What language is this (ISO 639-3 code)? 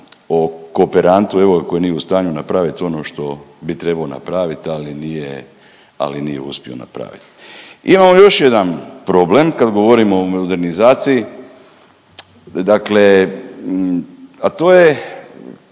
hrv